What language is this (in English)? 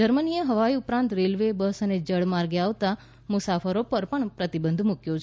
Gujarati